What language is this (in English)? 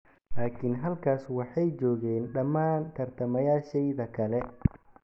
Somali